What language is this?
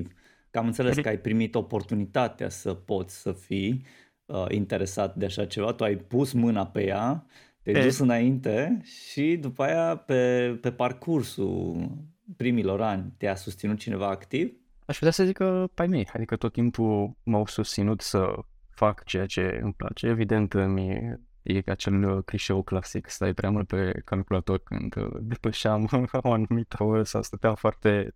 Romanian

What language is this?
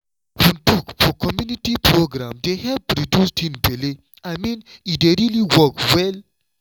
Nigerian Pidgin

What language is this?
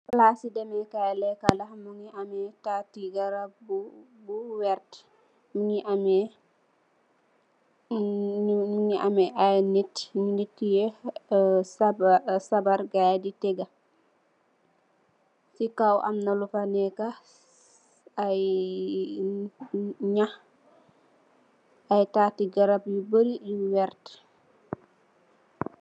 Wolof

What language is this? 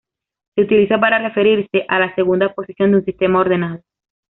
Spanish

